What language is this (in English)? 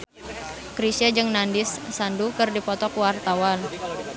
Sundanese